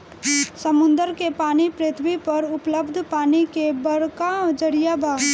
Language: Bhojpuri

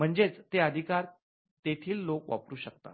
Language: Marathi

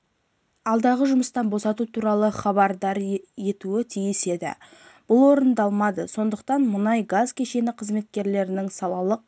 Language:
Kazakh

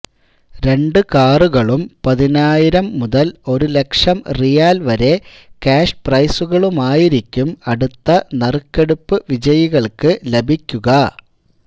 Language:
Malayalam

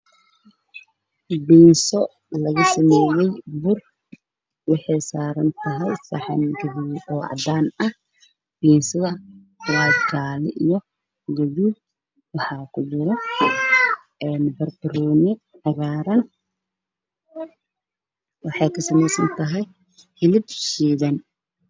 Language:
Somali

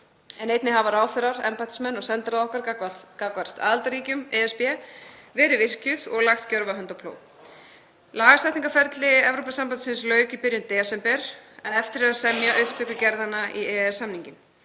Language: Icelandic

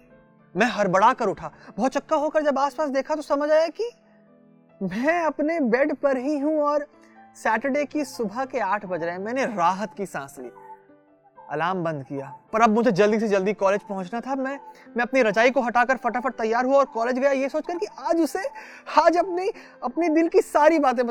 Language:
Hindi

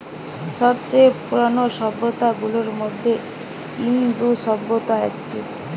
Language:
Bangla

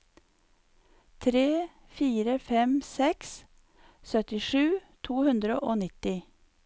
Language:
Norwegian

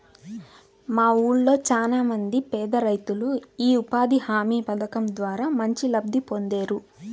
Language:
Telugu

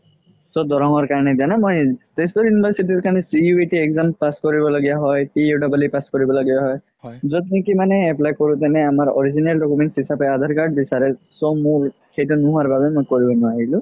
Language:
Assamese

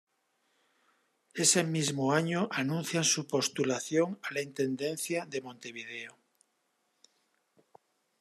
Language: Spanish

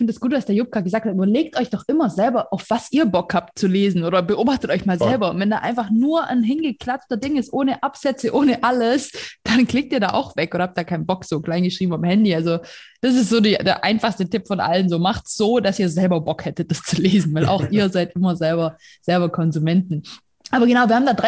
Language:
German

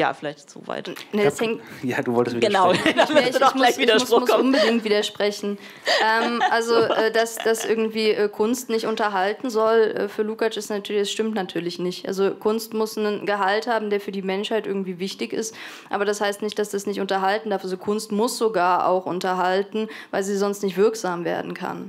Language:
German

